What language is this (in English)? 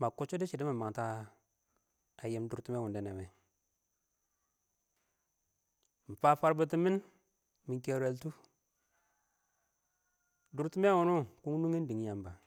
Awak